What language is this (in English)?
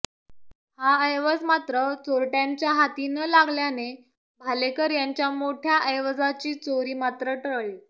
Marathi